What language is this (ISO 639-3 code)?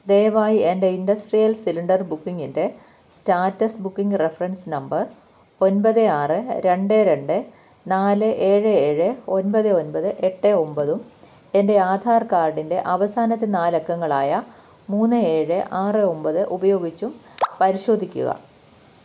mal